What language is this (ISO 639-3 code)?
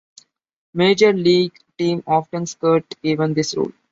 eng